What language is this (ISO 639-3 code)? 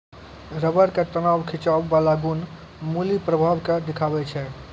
mai